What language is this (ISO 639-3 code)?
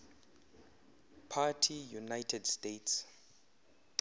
xho